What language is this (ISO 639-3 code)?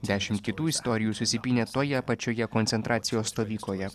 lit